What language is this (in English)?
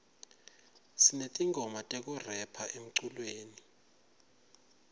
Swati